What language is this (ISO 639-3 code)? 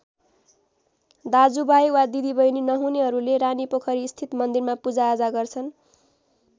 nep